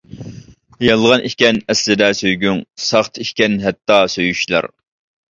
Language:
Uyghur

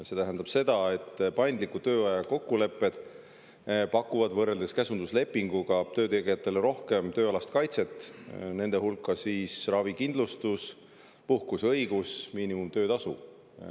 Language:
Estonian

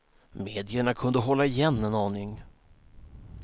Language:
Swedish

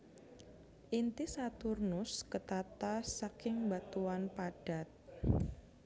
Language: Javanese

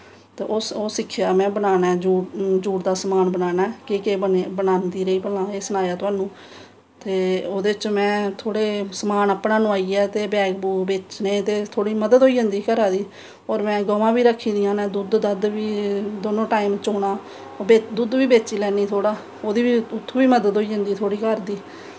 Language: Dogri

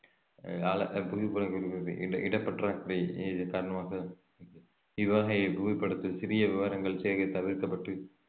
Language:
Tamil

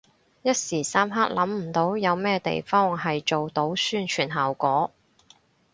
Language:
Cantonese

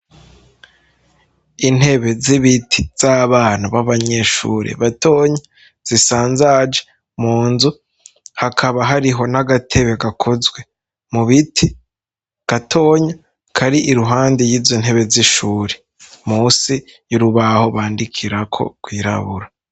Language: Rundi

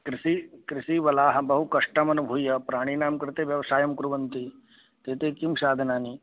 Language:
Sanskrit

